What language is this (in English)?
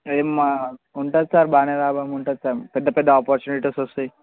Telugu